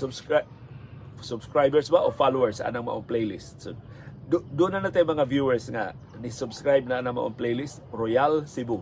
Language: Filipino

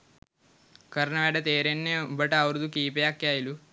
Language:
Sinhala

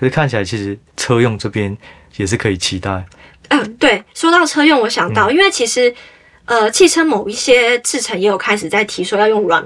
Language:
Chinese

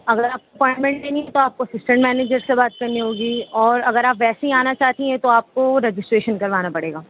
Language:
Urdu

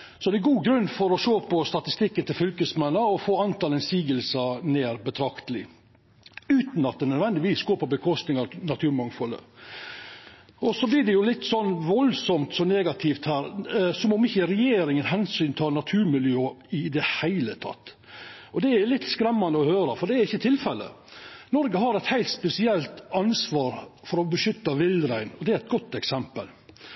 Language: Norwegian Nynorsk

